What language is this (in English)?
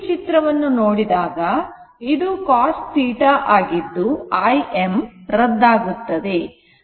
Kannada